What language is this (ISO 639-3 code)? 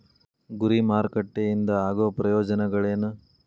kan